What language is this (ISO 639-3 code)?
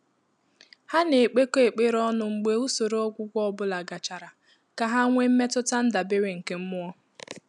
ibo